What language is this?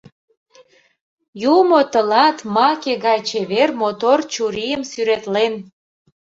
Mari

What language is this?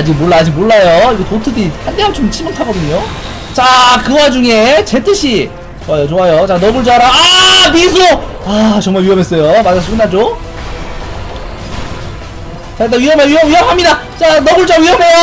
Korean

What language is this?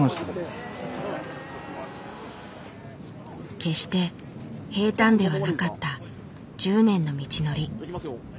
Japanese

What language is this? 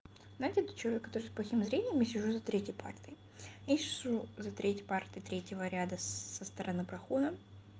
Russian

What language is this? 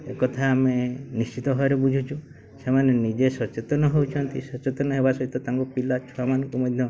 Odia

